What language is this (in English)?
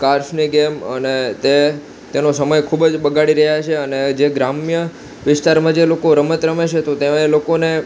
Gujarati